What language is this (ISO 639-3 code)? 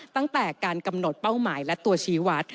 tha